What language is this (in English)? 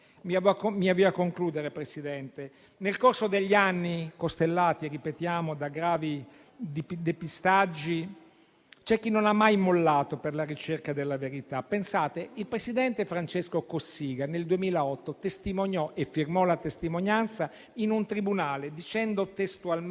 Italian